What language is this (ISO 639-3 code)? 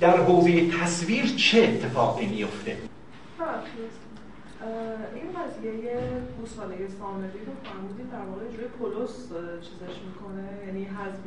fas